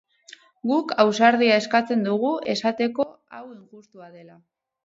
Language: Basque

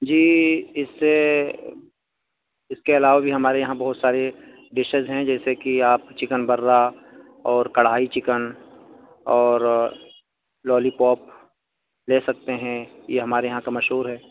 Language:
Urdu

